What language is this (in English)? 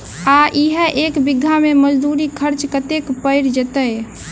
Maithili